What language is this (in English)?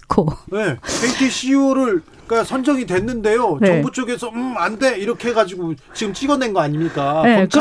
Korean